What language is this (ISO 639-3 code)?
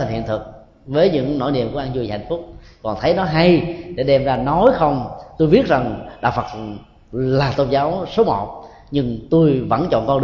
vie